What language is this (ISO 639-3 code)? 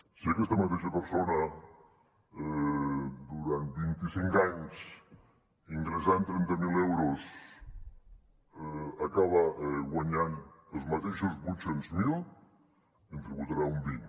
cat